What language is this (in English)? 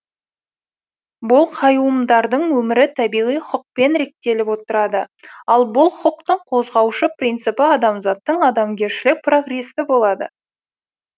Kazakh